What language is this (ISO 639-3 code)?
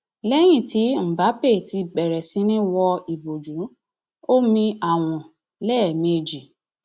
yor